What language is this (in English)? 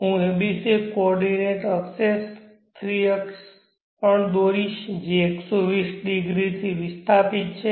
Gujarati